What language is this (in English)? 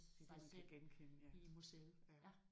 Danish